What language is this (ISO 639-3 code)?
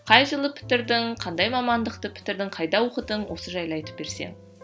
kaz